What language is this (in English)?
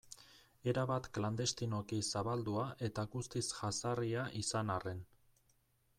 Basque